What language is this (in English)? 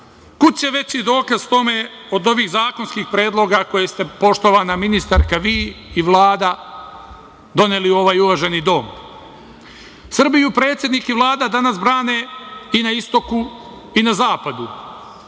Serbian